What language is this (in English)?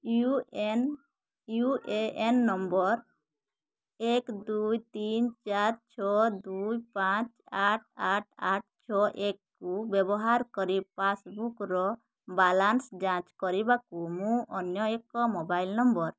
Odia